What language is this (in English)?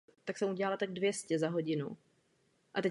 Czech